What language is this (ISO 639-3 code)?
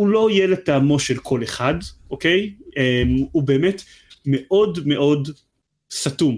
heb